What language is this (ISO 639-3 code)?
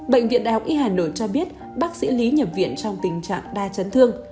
vie